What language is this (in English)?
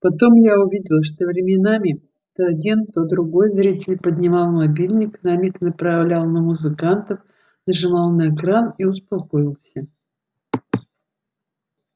Russian